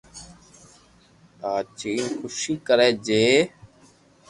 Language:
Loarki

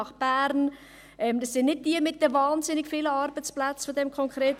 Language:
Swiss German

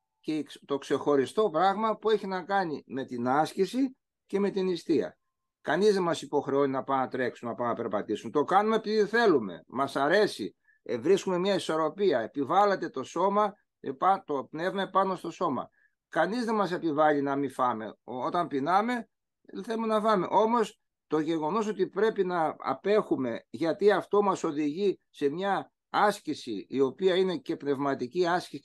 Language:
Greek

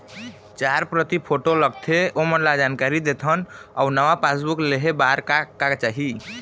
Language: Chhattisgarhi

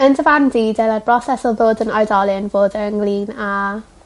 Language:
Welsh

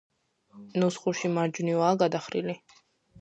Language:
Georgian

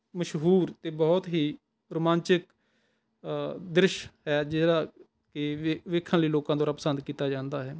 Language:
Punjabi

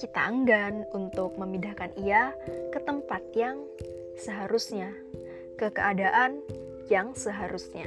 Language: Indonesian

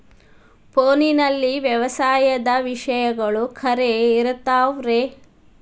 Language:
Kannada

